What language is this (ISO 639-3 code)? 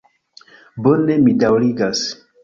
epo